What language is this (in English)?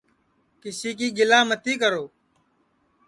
Sansi